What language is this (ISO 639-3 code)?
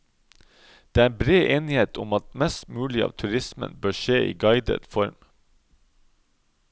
nor